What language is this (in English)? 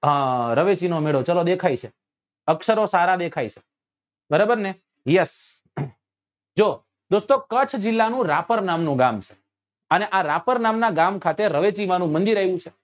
Gujarati